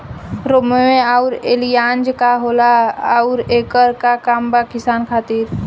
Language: Bhojpuri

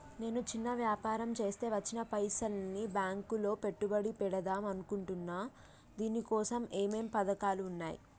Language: Telugu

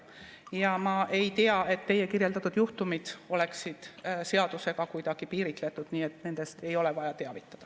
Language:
Estonian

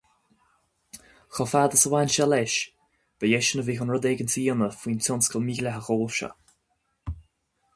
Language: Irish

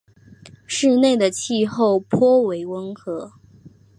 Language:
Chinese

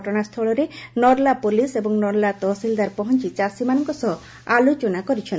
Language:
Odia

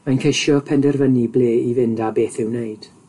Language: Welsh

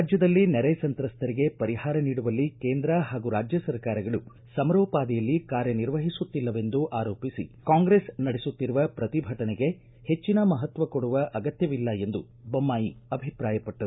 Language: Kannada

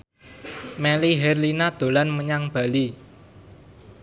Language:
Javanese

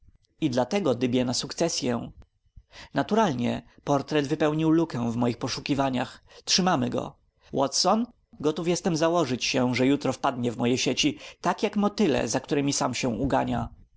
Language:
Polish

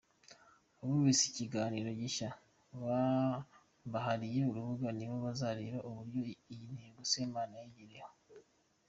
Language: Kinyarwanda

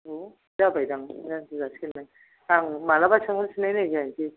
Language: Bodo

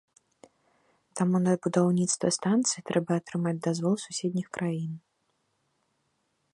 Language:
Belarusian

